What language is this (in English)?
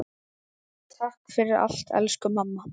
Icelandic